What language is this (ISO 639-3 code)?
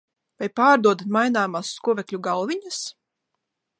lav